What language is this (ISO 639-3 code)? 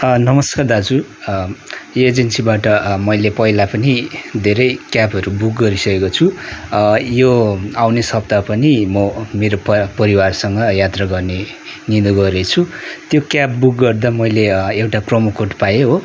nep